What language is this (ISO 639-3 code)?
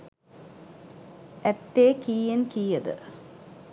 sin